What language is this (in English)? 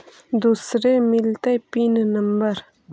Magahi